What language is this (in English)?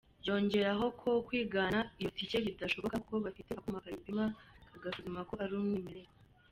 Kinyarwanda